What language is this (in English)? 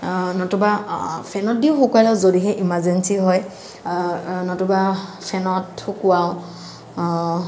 Assamese